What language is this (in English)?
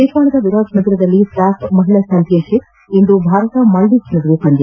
Kannada